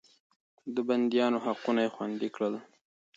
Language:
Pashto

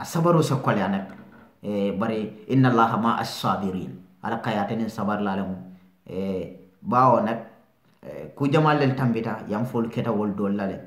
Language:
Indonesian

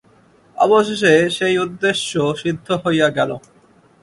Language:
Bangla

